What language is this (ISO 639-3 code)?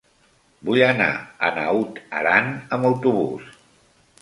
cat